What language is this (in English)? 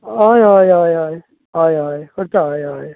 Konkani